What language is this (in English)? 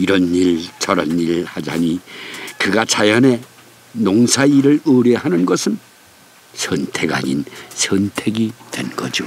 Korean